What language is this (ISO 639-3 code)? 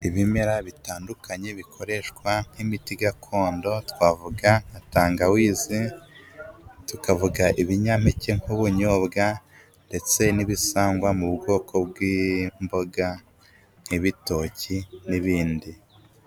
kin